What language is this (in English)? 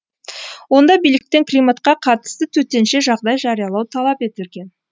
Kazakh